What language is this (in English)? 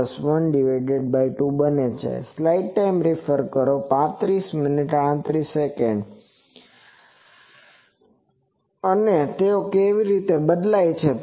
Gujarati